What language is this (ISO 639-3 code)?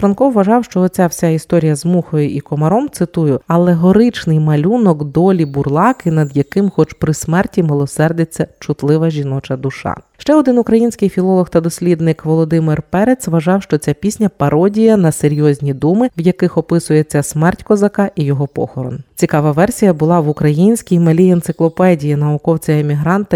ukr